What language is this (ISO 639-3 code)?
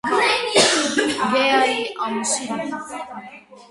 hye